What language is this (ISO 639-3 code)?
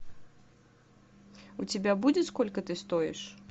rus